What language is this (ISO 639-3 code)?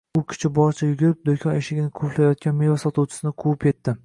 uzb